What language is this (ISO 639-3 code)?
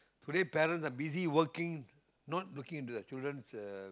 eng